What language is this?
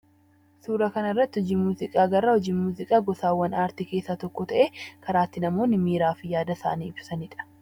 Oromo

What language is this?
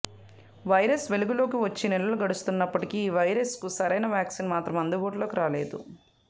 Telugu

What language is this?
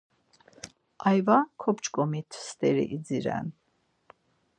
Laz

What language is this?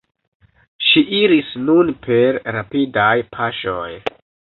Esperanto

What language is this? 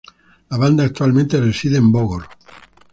Spanish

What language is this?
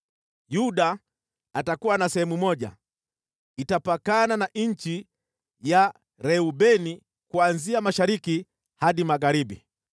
Swahili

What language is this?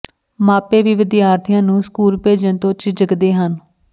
Punjabi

